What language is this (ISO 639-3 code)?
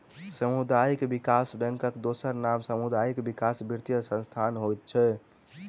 mai